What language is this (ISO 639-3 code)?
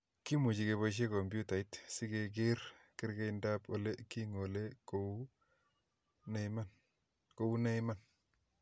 kln